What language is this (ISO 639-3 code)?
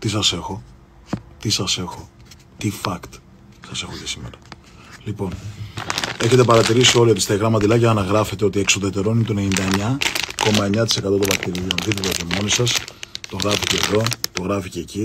ell